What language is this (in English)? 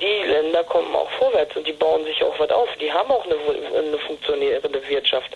German